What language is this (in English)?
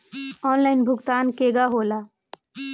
Bhojpuri